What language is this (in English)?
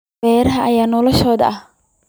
Somali